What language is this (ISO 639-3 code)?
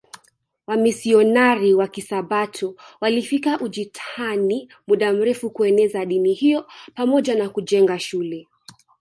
swa